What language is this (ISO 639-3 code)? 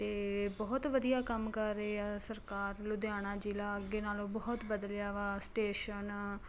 pan